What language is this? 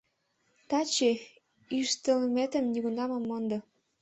Mari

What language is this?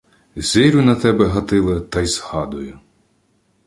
Ukrainian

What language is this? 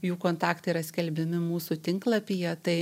Lithuanian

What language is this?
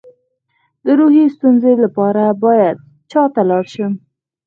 Pashto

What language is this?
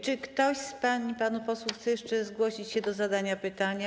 Polish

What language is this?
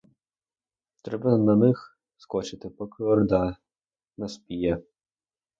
Ukrainian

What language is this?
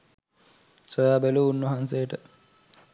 Sinhala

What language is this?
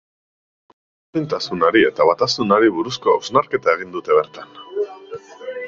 Basque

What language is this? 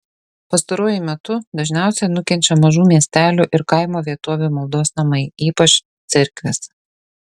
Lithuanian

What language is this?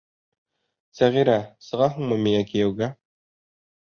Bashkir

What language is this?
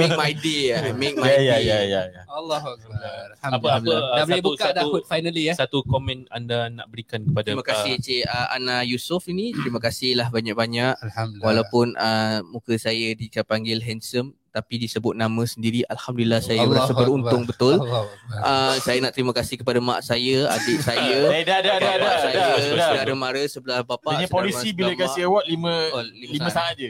Malay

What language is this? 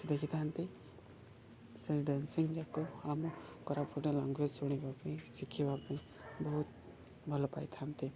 Odia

